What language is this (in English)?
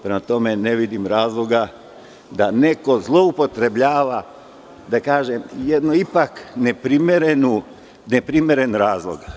Serbian